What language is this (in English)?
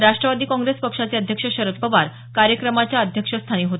Marathi